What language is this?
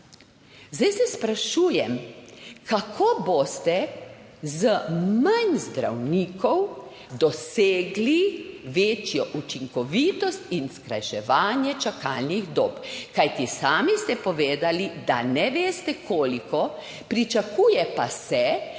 Slovenian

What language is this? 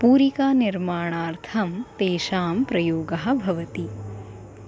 Sanskrit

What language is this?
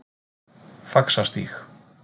Icelandic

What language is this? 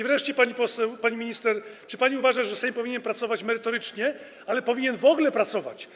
Polish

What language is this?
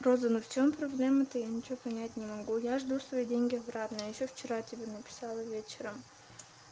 Russian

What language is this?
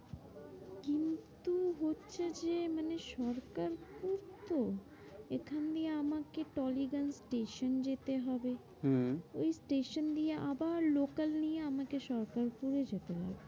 Bangla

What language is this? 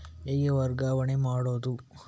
Kannada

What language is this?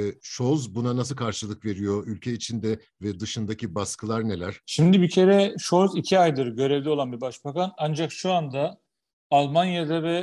Turkish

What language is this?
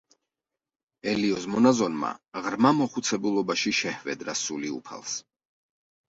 Georgian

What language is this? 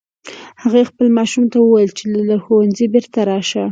Pashto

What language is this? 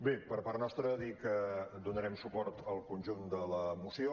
Catalan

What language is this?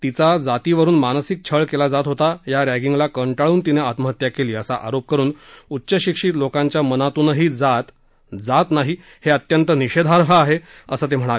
Marathi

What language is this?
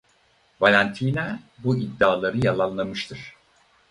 Turkish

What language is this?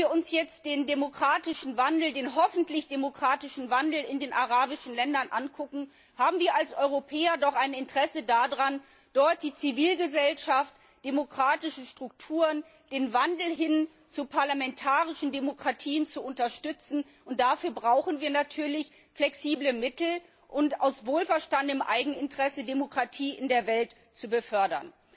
German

